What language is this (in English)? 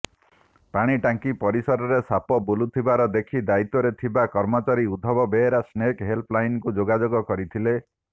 Odia